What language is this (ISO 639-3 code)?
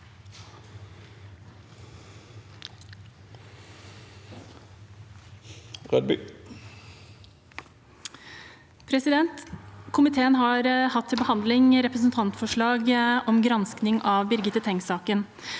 nor